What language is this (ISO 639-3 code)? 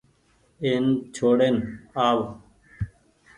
gig